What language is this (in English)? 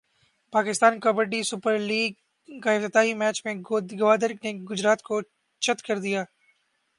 Urdu